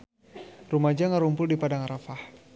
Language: Sundanese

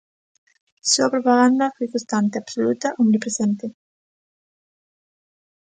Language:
Galician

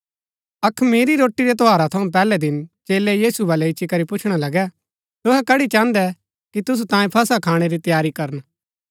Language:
Gaddi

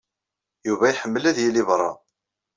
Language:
Kabyle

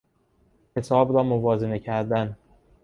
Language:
Persian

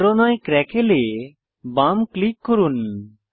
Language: Bangla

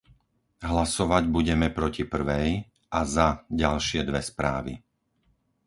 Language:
Slovak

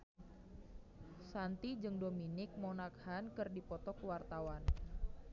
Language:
Sundanese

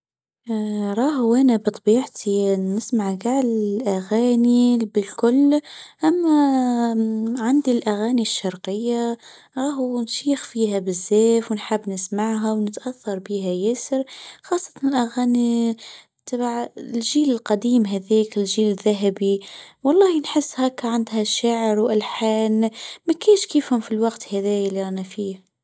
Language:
Tunisian Arabic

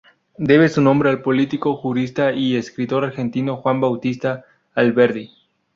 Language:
Spanish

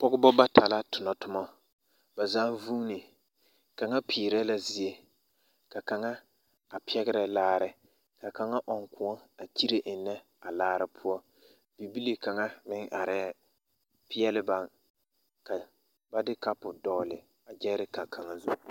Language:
Southern Dagaare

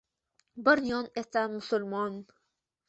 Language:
Uzbek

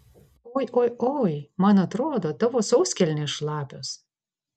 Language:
Lithuanian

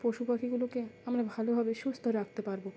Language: Bangla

